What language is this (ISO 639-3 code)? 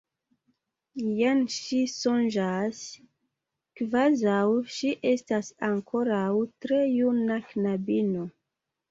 epo